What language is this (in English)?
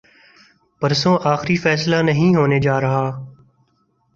Urdu